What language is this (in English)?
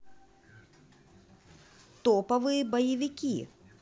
Russian